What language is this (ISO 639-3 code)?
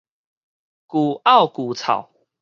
nan